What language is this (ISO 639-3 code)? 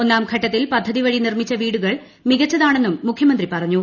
mal